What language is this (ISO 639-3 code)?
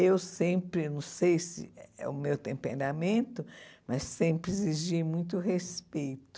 por